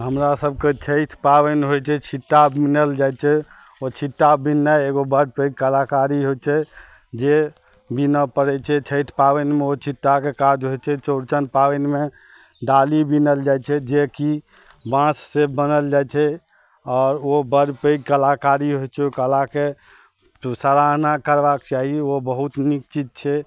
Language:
Maithili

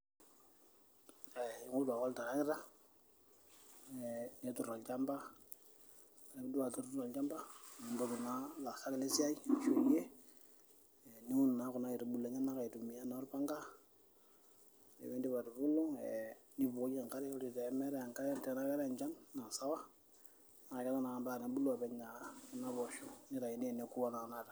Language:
Masai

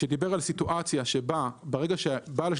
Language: Hebrew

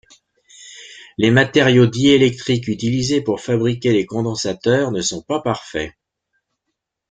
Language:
French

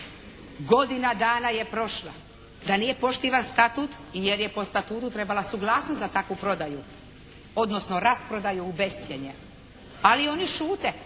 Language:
Croatian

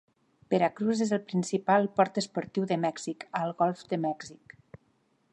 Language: Catalan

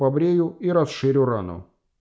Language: Russian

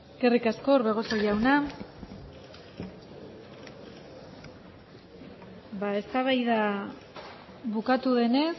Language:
Basque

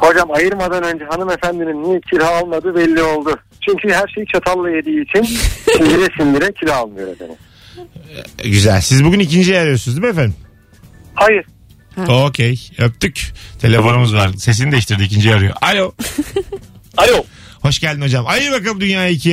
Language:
Turkish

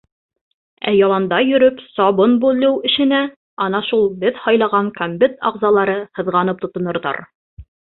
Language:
Bashkir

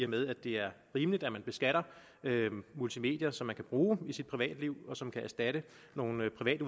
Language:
Danish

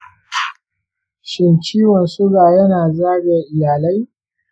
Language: Hausa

